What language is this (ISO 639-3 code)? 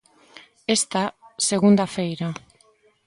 glg